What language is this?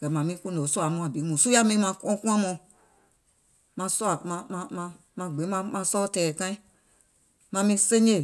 Gola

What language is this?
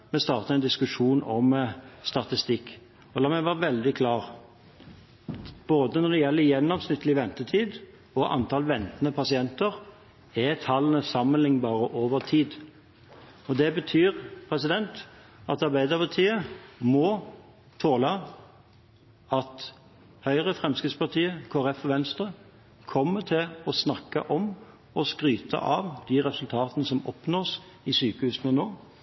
Norwegian Bokmål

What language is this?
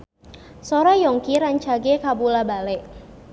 Sundanese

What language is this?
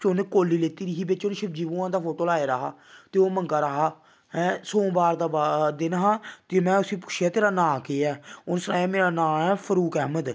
Dogri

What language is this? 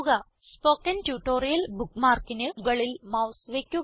Malayalam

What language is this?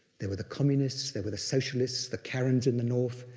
English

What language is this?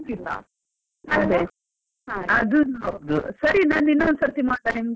Kannada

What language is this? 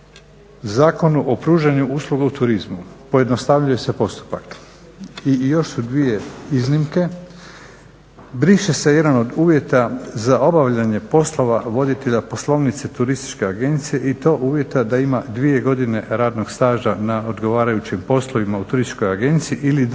Croatian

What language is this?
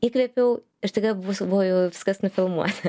Lithuanian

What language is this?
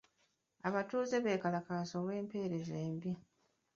Ganda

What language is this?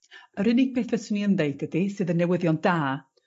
Welsh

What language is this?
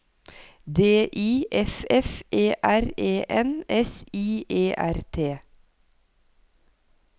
Norwegian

